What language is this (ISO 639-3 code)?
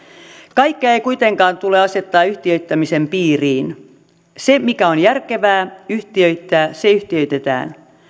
fin